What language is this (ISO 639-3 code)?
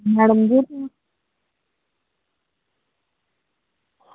doi